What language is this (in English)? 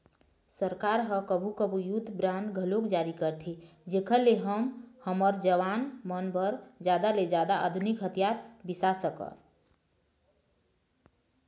Chhattisgarhi